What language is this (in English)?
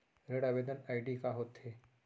Chhattisgarhi